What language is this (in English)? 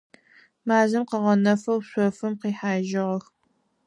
Adyghe